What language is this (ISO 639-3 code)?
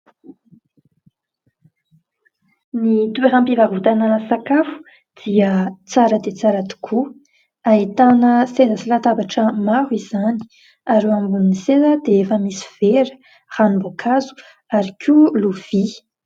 mlg